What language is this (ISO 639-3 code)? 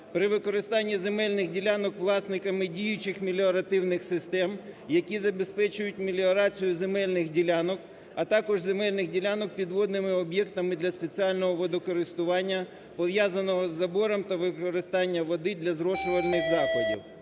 ukr